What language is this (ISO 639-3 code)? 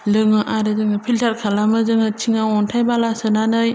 brx